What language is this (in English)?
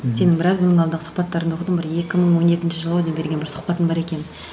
Kazakh